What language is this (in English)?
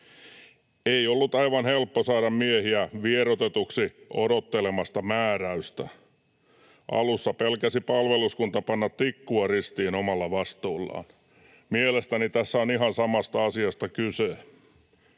Finnish